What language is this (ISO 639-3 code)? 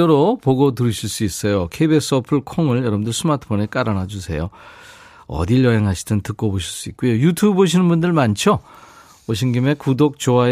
kor